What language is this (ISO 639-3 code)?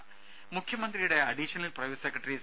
mal